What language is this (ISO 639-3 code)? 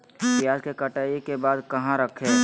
mag